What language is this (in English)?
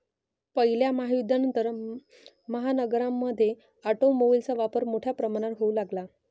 Marathi